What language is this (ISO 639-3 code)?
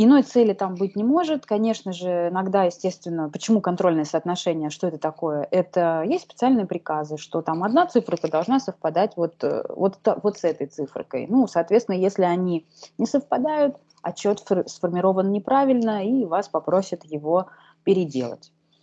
rus